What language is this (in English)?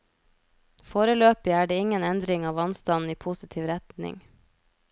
Norwegian